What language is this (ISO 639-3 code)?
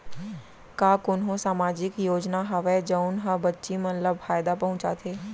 hne